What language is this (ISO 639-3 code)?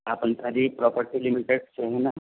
urd